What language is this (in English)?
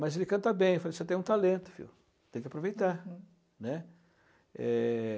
Portuguese